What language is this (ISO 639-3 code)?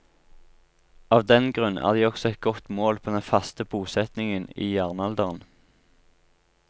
nor